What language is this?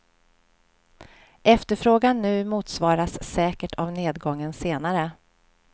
Swedish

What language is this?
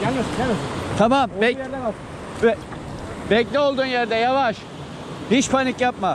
Turkish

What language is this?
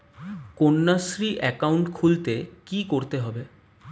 Bangla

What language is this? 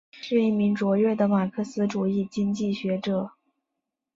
Chinese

